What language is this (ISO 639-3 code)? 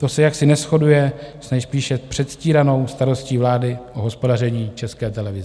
ces